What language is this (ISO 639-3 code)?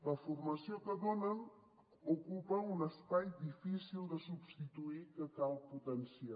cat